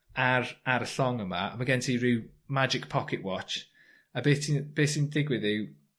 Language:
Welsh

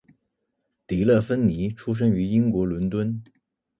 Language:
Chinese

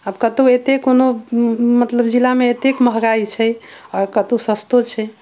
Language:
Maithili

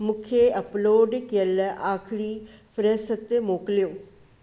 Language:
Sindhi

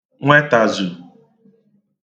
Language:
Igbo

